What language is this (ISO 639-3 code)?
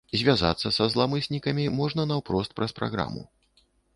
bel